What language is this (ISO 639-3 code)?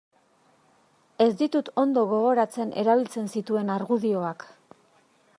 eus